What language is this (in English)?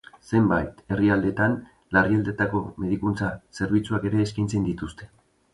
Basque